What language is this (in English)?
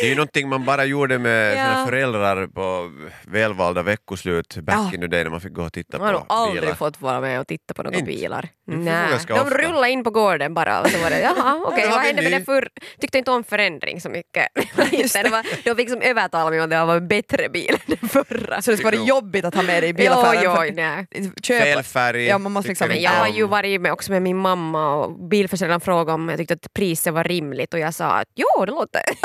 Swedish